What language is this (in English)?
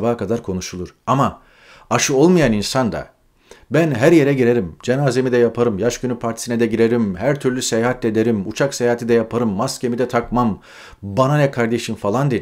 Turkish